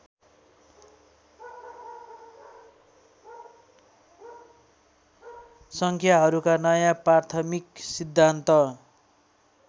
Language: Nepali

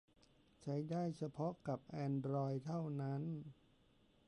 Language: Thai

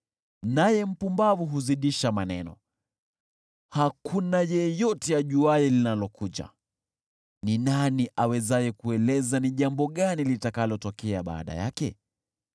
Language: Swahili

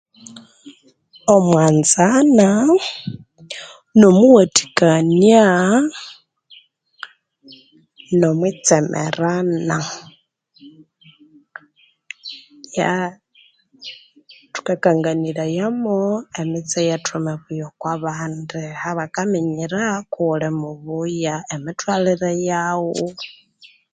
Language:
Konzo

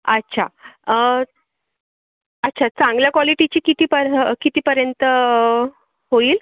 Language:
Marathi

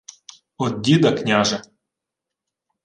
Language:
Ukrainian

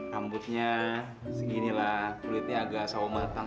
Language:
Indonesian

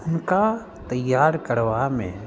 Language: Maithili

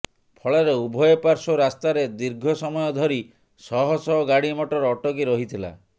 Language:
Odia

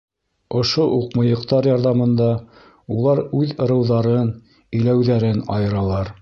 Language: Bashkir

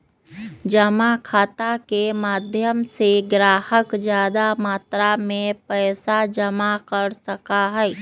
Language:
Magahi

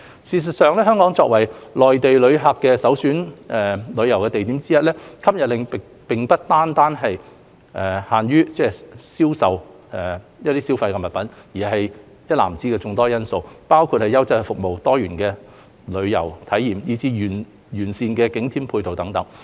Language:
Cantonese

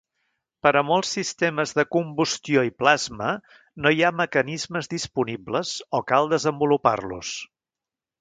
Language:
Catalan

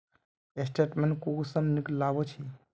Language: Magahi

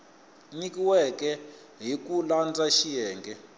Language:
Tsonga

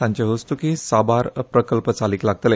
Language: Konkani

